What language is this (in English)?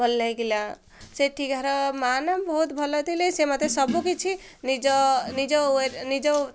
Odia